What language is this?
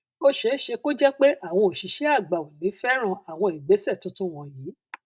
Yoruba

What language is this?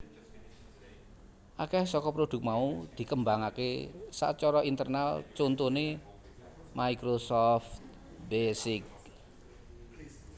Javanese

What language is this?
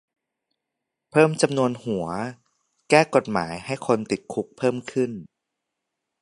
Thai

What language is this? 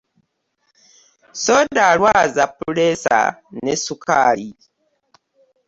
Ganda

